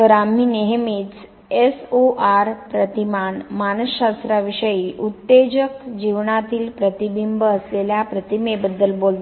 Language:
Marathi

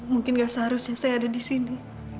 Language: Indonesian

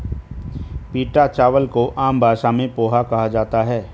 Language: Hindi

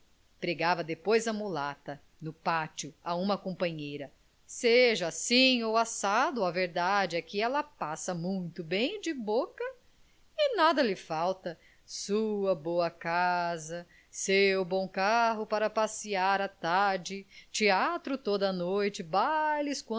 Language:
Portuguese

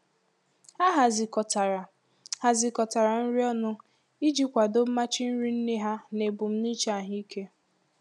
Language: Igbo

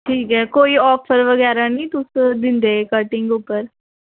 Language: Dogri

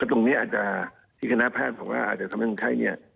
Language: Thai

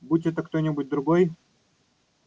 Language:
Russian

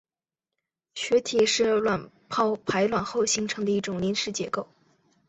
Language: Chinese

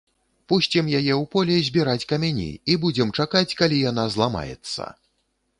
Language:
Belarusian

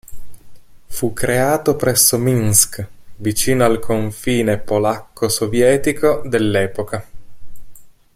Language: Italian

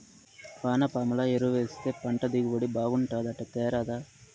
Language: Telugu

